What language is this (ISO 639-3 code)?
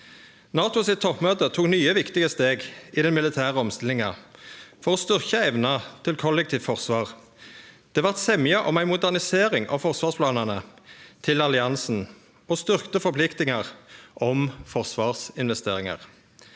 nor